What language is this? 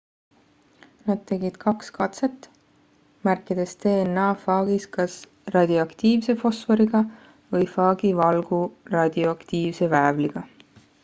Estonian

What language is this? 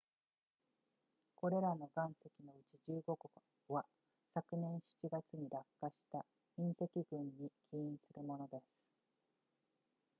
Japanese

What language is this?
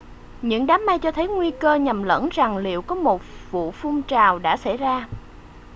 Vietnamese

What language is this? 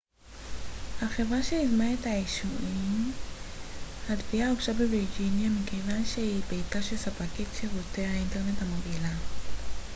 Hebrew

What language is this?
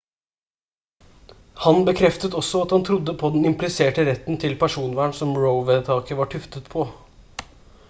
Norwegian Bokmål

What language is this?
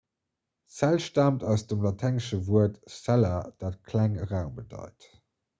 Luxembourgish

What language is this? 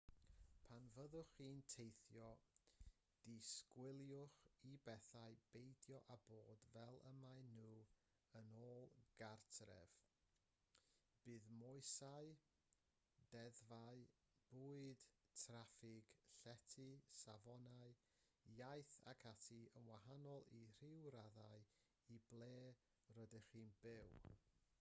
Welsh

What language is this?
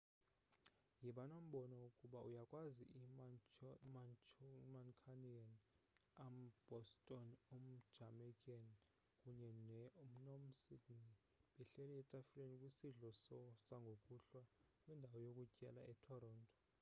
Xhosa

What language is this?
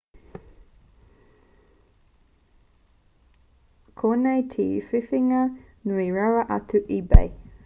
Māori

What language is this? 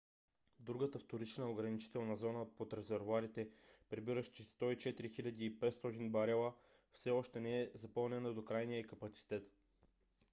Bulgarian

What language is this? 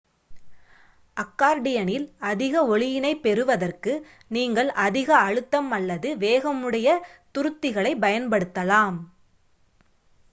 Tamil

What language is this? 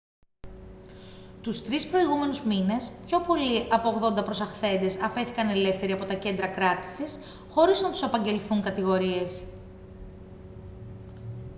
Greek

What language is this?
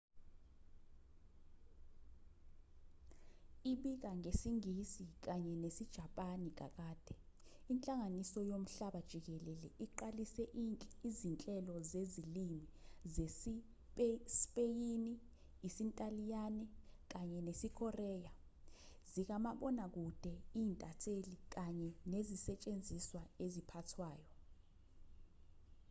Zulu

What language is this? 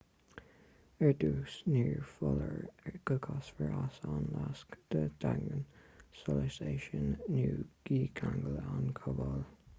Irish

